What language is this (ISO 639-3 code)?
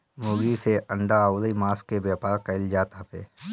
bho